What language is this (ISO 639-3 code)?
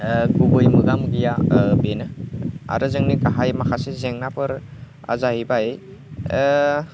brx